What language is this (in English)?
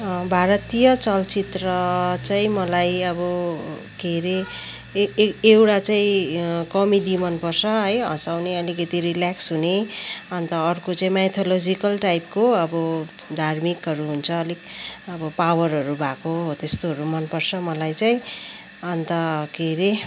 Nepali